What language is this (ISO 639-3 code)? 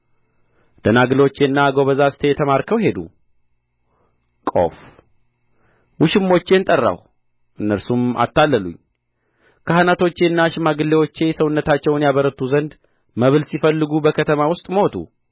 amh